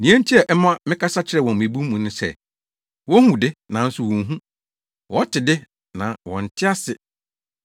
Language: Akan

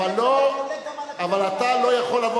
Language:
Hebrew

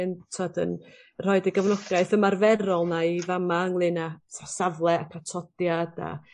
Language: Welsh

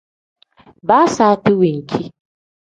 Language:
Tem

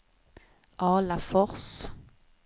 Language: Swedish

